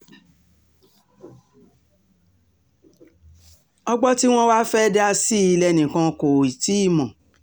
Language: Yoruba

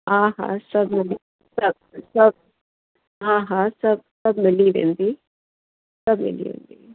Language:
Sindhi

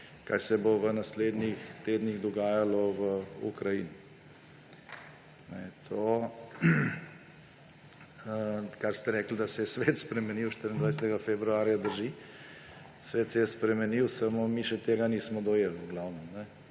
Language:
Slovenian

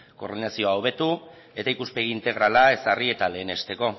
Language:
Basque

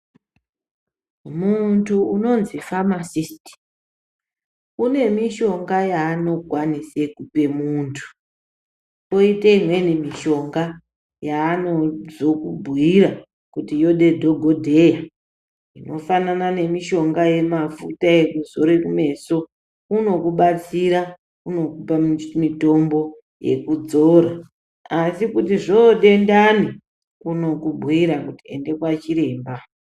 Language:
Ndau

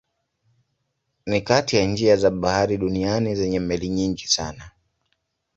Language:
Swahili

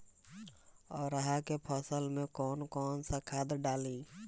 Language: Bhojpuri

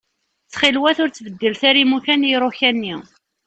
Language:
Kabyle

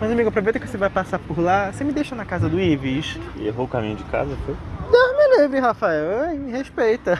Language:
Portuguese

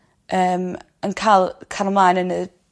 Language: Welsh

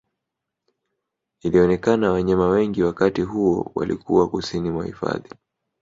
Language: Swahili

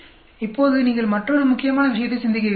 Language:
Tamil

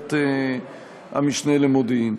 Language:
Hebrew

